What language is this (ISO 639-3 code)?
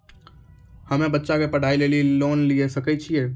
mai